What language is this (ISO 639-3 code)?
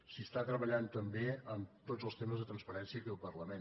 cat